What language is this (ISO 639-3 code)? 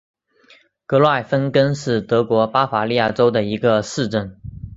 zho